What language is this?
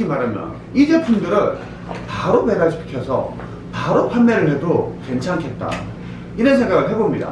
Korean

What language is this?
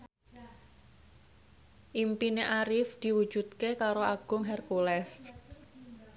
Javanese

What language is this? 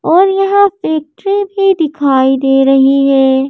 Hindi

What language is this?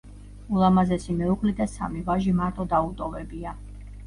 Georgian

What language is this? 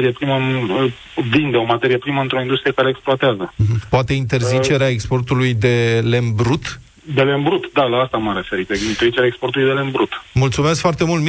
Romanian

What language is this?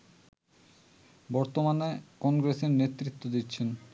Bangla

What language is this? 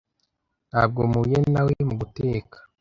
Kinyarwanda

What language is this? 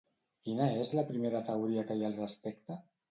Catalan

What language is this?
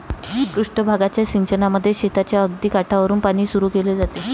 Marathi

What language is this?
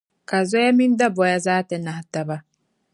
Dagbani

